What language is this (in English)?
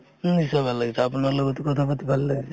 Assamese